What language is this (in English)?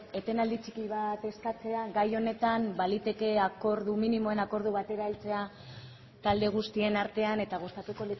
Basque